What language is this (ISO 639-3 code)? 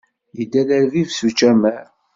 kab